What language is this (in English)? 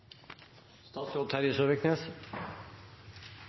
Norwegian Nynorsk